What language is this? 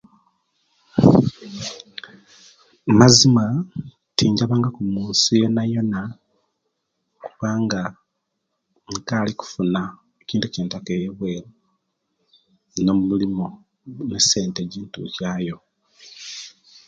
Kenyi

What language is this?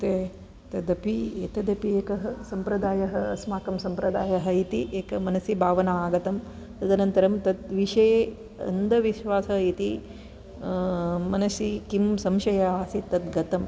Sanskrit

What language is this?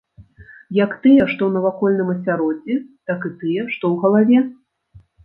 Belarusian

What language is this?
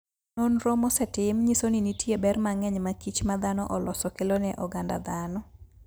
Luo (Kenya and Tanzania)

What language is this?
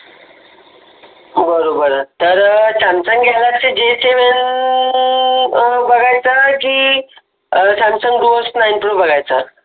Marathi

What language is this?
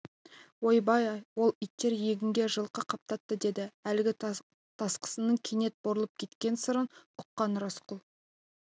Kazakh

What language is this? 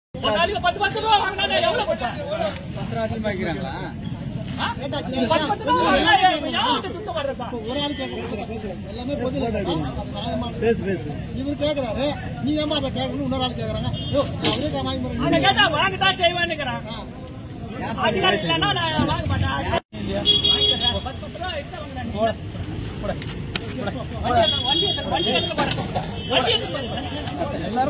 Arabic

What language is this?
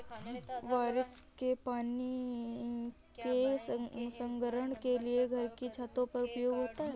Hindi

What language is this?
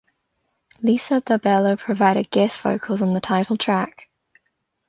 English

